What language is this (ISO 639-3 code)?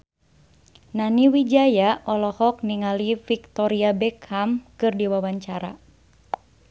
sun